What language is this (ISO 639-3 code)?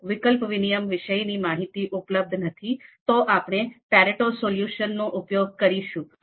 guj